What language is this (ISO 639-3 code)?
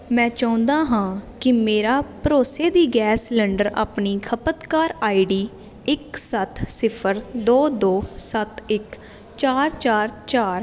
pan